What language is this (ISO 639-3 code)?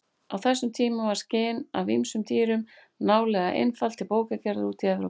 isl